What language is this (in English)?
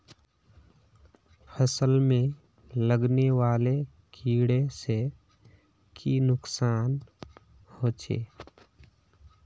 Magahi